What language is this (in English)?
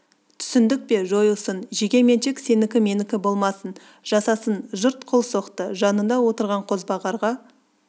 Kazakh